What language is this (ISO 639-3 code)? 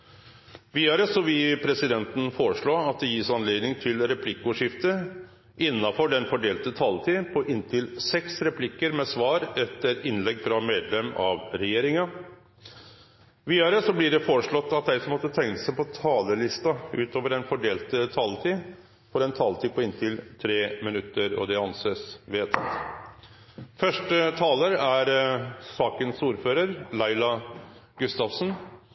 nno